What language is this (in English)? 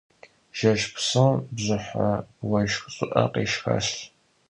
Kabardian